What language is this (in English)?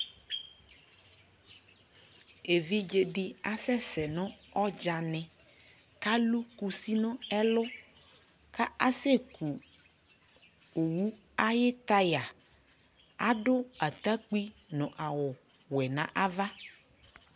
Ikposo